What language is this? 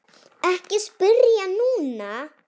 Icelandic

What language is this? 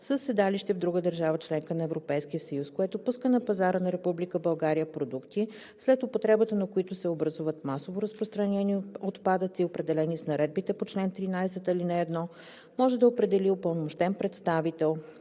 Bulgarian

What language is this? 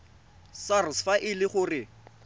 Tswana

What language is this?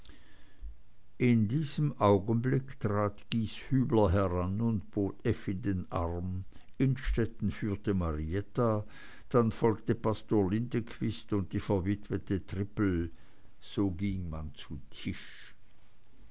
German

